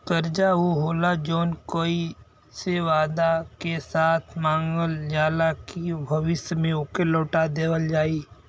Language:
Bhojpuri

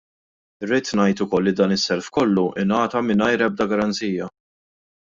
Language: Maltese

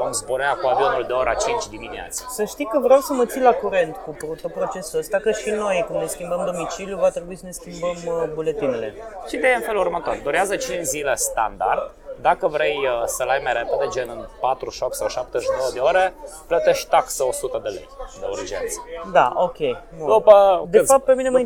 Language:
Romanian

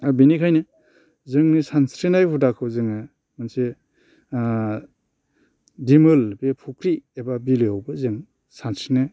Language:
Bodo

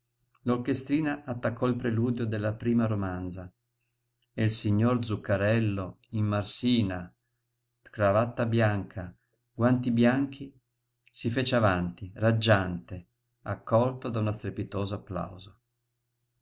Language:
Italian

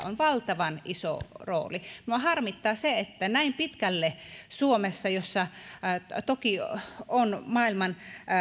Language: Finnish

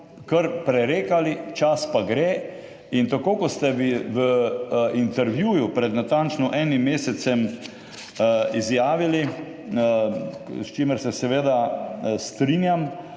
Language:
Slovenian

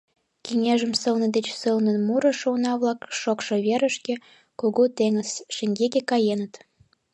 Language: Mari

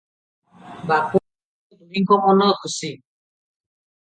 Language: Odia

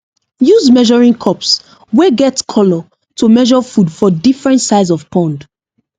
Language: Nigerian Pidgin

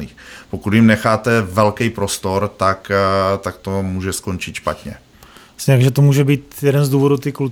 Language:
Czech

